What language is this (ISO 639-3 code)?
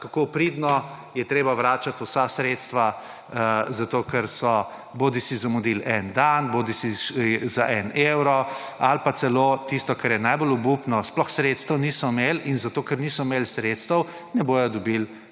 slv